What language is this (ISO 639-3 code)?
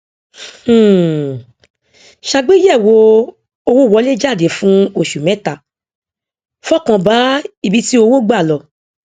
yor